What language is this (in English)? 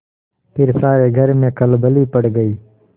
Hindi